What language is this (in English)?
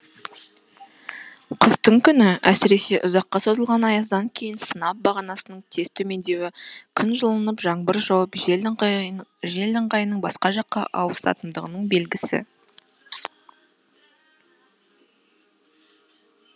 Kazakh